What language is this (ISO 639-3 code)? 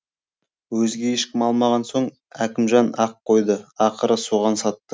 kaz